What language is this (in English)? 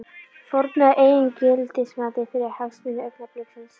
Icelandic